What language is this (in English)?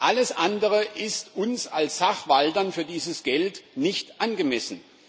German